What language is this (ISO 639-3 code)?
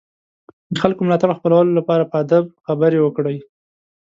pus